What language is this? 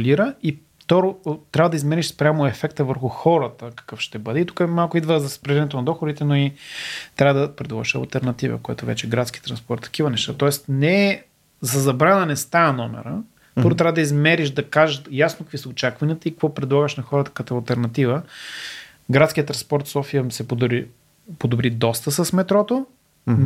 Bulgarian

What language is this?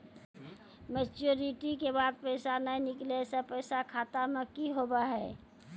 Maithili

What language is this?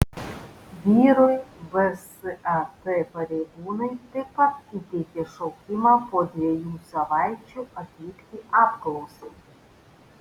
Lithuanian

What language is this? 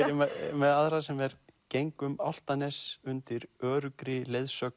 Icelandic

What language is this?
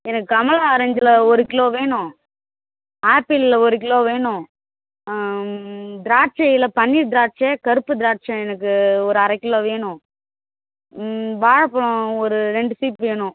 Tamil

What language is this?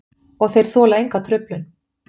Icelandic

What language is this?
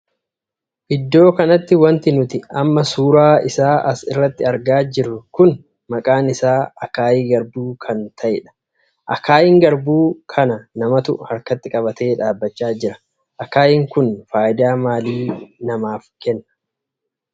Oromo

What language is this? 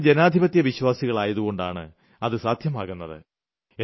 Malayalam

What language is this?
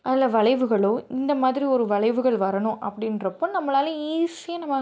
Tamil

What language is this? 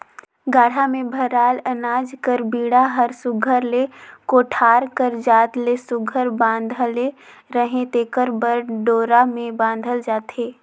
Chhattisgarhi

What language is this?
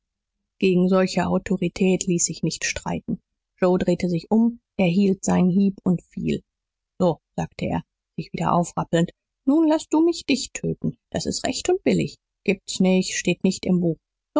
German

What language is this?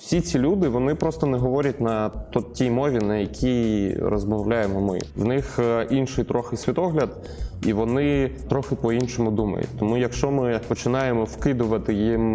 Ukrainian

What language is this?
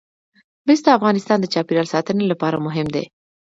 Pashto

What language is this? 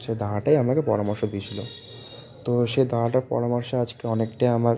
Bangla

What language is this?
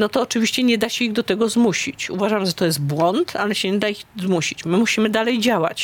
Polish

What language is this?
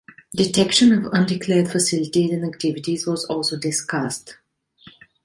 English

